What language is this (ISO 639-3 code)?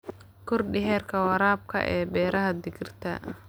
som